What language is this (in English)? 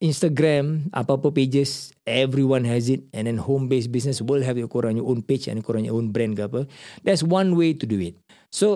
Malay